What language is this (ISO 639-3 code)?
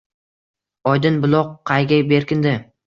uzb